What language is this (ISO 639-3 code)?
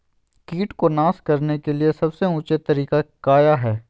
mag